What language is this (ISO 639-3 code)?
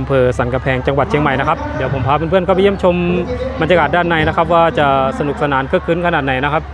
tha